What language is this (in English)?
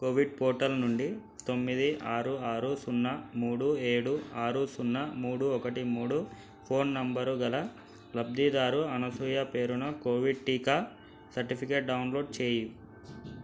Telugu